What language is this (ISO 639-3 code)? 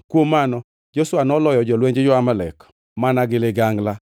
luo